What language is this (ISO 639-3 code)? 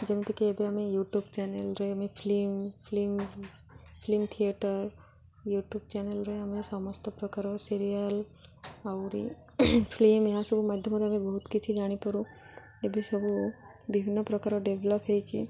ori